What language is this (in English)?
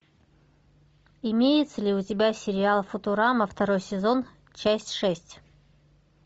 Russian